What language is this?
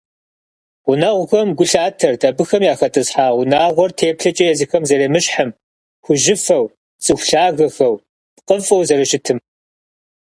Kabardian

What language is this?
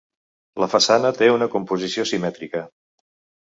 Catalan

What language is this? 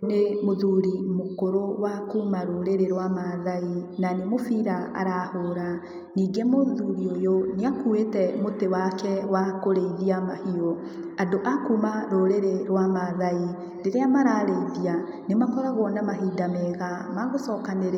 Kikuyu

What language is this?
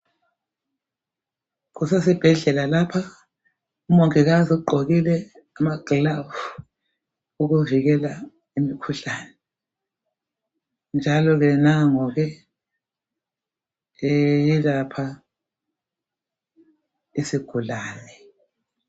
North Ndebele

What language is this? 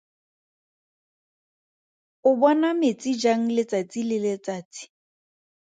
Tswana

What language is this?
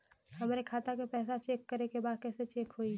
Bhojpuri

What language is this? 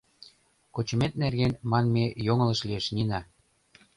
Mari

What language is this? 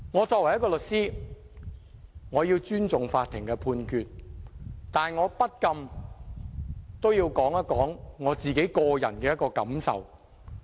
Cantonese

